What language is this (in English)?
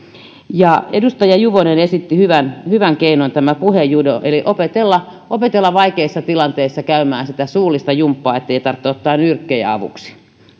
Finnish